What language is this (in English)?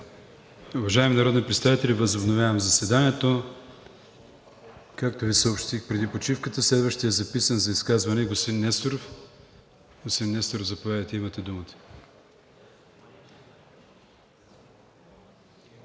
Bulgarian